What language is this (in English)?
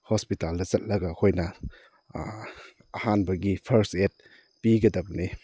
Manipuri